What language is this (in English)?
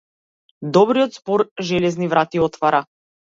Macedonian